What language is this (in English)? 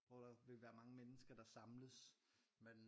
Danish